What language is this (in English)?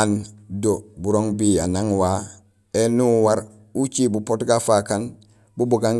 Gusilay